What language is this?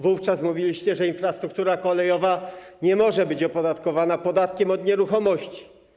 Polish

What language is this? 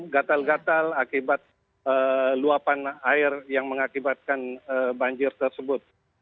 Indonesian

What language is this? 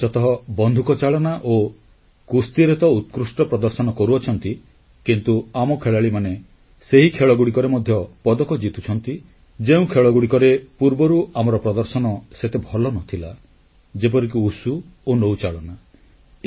Odia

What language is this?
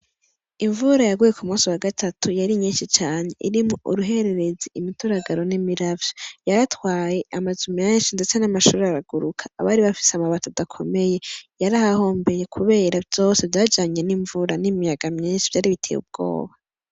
Rundi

